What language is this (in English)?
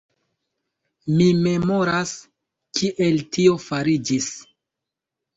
Esperanto